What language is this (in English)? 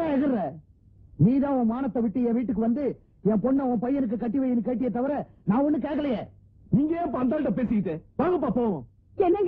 Arabic